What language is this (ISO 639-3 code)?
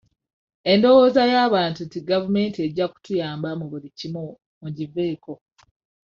lug